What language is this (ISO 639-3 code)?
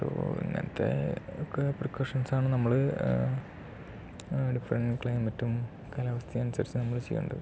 mal